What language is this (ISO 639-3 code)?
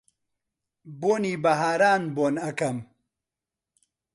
ckb